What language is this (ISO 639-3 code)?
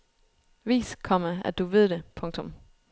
dan